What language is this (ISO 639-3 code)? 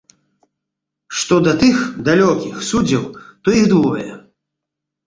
bel